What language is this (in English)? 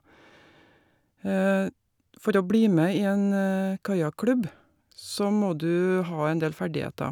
Norwegian